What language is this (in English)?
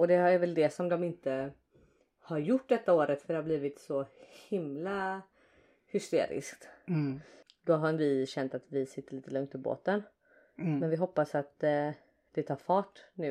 Swedish